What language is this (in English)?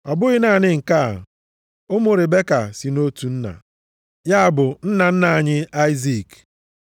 Igbo